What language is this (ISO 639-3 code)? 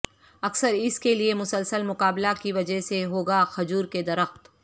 urd